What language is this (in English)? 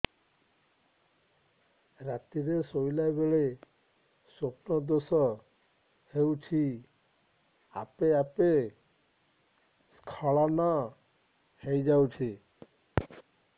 Odia